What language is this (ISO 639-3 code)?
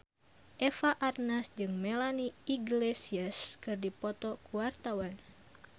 sun